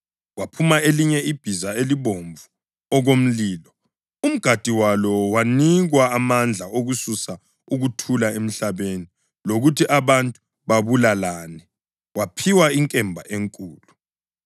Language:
North Ndebele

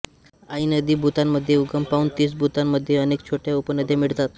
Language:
Marathi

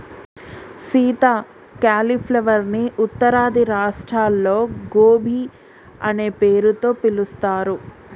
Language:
Telugu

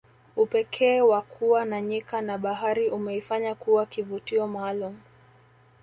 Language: Swahili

